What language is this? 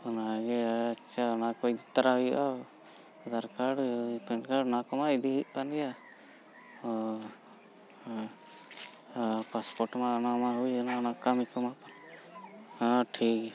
Santali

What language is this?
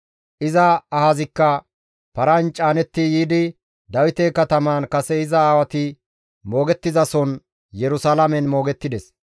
Gamo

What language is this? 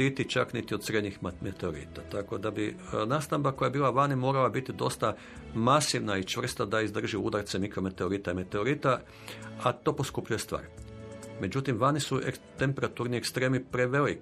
Croatian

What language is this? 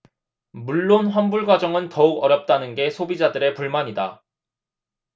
Korean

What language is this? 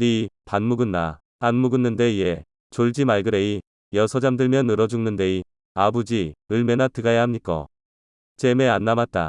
Korean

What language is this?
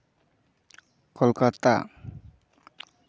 Santali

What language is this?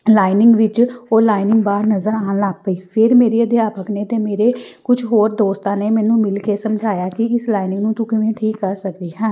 Punjabi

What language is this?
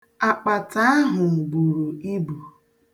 Igbo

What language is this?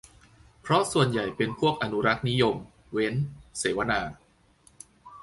Thai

